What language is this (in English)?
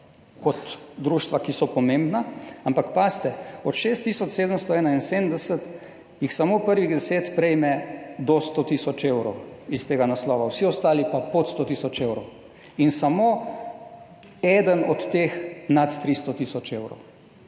Slovenian